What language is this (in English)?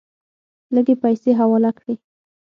Pashto